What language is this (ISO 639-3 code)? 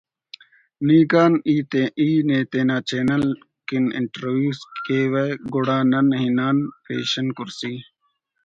brh